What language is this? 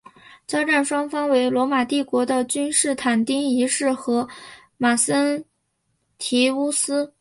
Chinese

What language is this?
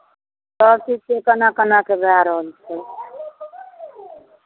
Maithili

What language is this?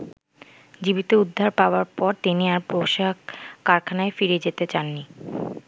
Bangla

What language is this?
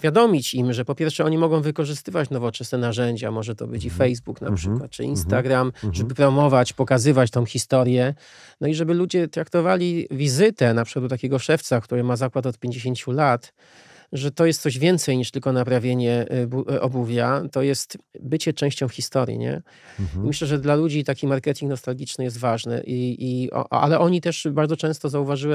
Polish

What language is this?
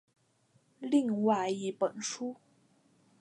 Chinese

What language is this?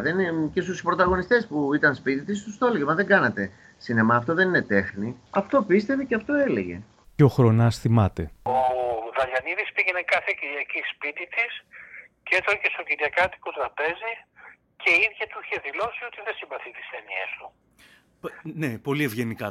Greek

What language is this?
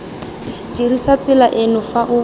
Tswana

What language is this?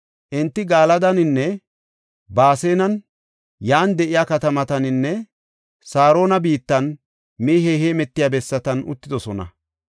Gofa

